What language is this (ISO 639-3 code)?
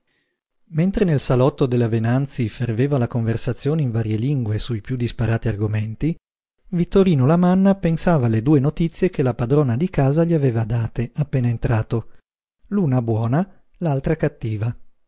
ita